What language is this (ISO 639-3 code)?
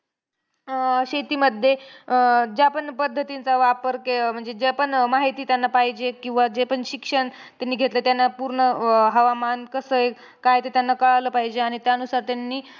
mar